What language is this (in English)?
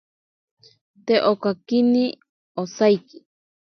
Ashéninka Perené